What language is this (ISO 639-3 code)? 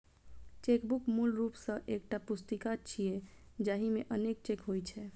mai